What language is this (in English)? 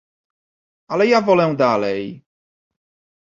Polish